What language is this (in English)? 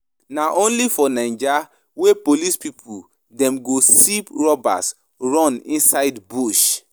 Nigerian Pidgin